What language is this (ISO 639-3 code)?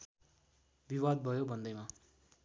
nep